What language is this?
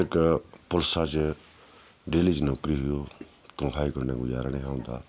Dogri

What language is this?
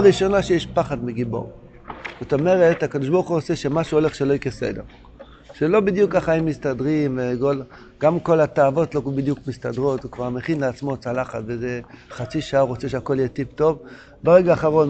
Hebrew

